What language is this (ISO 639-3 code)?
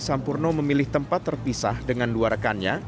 ind